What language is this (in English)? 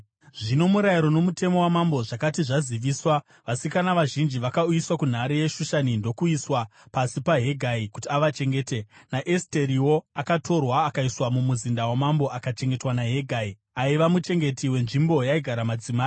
Shona